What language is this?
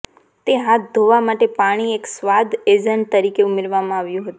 Gujarati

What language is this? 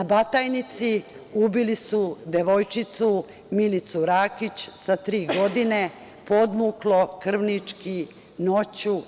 Serbian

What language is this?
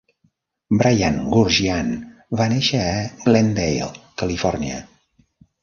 Catalan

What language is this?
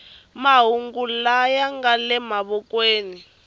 Tsonga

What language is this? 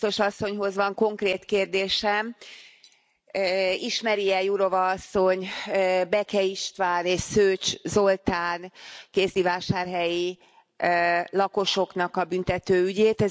Hungarian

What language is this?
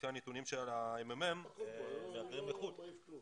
Hebrew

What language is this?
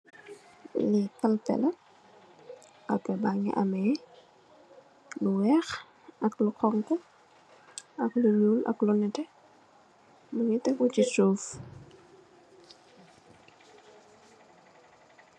Wolof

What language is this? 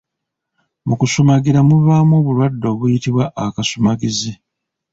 Ganda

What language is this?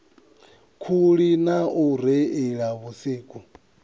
Venda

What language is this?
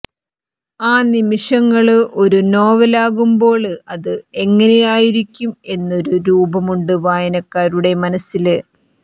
Malayalam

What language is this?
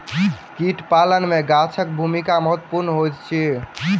Maithili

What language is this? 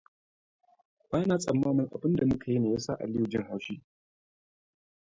Hausa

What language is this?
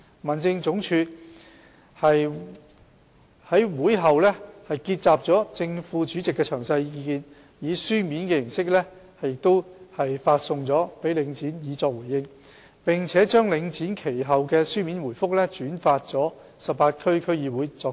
Cantonese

